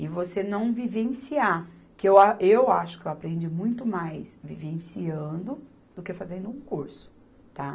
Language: Portuguese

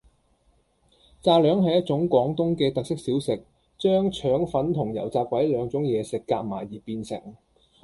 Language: Cantonese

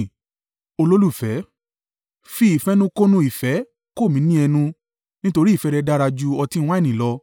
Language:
Yoruba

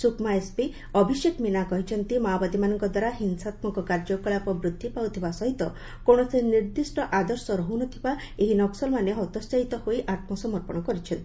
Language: Odia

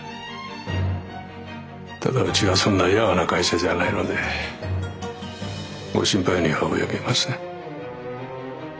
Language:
Japanese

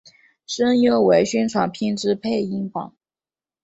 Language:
Chinese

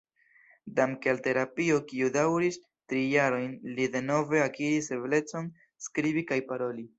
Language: Esperanto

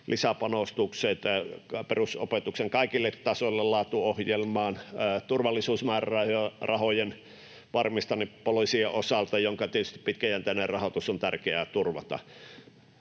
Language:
Finnish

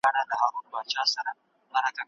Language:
Pashto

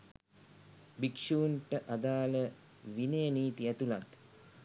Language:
Sinhala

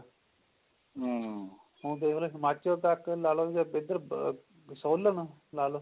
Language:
Punjabi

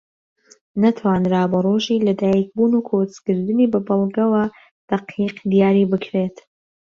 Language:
Central Kurdish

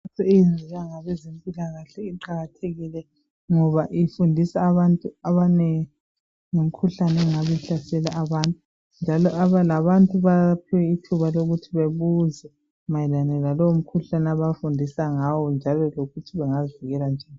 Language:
North Ndebele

